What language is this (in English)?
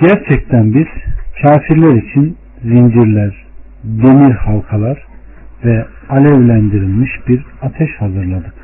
Turkish